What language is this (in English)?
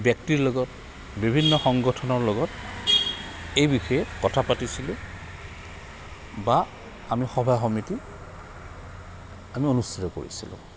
Assamese